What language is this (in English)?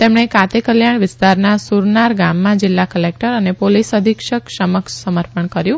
Gujarati